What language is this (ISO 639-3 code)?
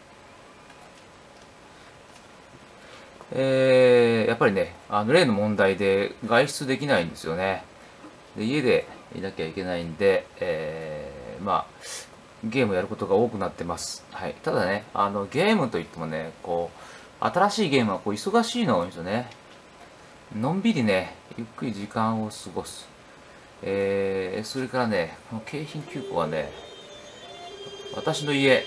jpn